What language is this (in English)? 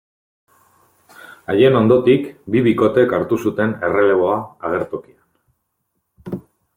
Basque